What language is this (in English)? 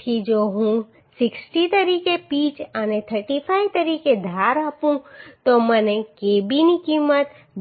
Gujarati